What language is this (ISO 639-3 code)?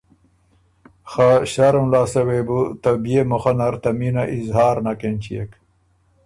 oru